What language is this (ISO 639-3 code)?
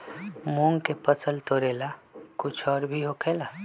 mag